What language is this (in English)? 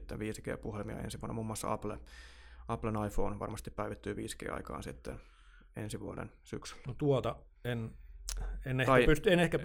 Finnish